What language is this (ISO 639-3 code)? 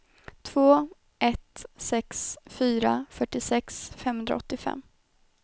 swe